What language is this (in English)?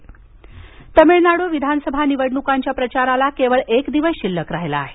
Marathi